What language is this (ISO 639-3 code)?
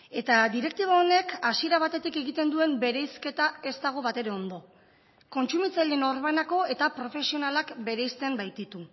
eus